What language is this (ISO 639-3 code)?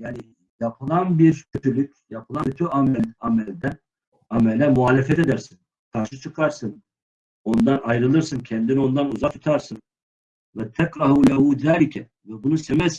tur